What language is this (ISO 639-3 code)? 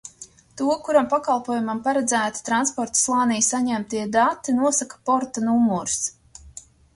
lav